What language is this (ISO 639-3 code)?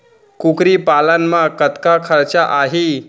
hne